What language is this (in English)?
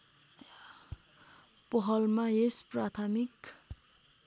Nepali